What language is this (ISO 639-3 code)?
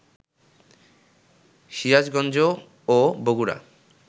ben